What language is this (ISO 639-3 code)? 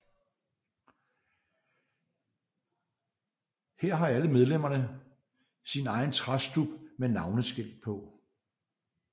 dan